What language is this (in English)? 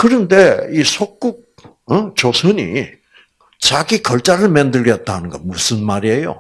Korean